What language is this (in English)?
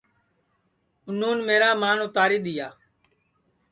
Sansi